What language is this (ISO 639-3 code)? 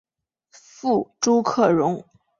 zho